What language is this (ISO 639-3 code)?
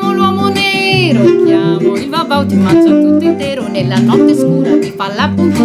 ita